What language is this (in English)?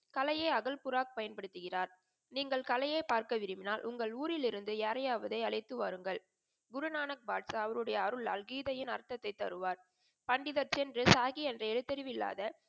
Tamil